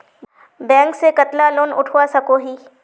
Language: Magahi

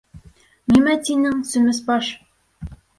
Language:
Bashkir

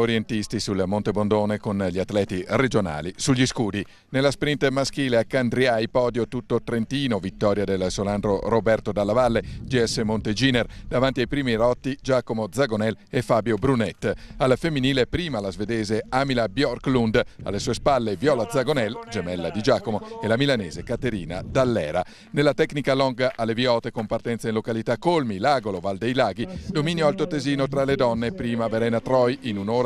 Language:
Italian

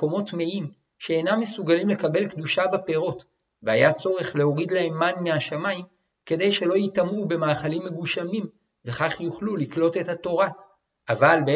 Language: Hebrew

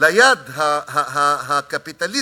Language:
Hebrew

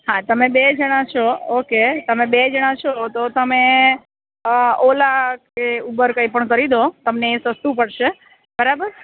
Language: Gujarati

